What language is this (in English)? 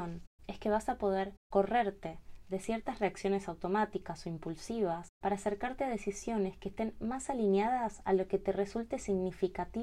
Spanish